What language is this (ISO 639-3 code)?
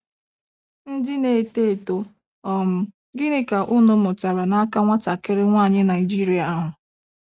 ibo